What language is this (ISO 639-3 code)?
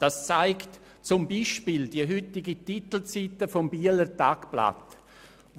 gsw